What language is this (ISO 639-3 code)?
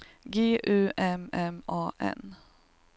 swe